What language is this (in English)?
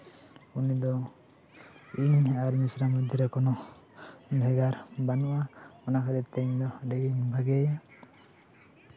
Santali